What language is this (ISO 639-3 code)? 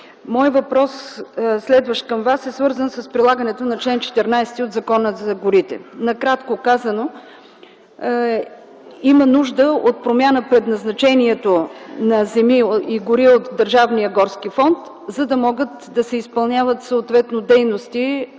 bul